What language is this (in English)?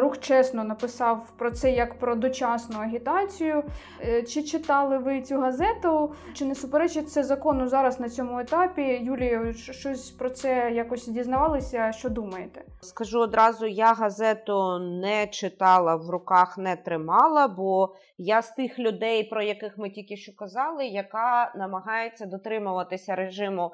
Ukrainian